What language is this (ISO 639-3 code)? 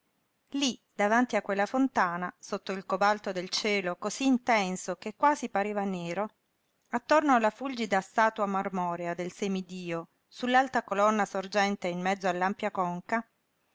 ita